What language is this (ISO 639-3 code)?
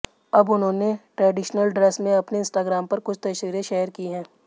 hin